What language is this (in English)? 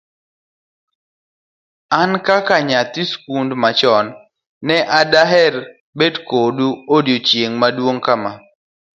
Luo (Kenya and Tanzania)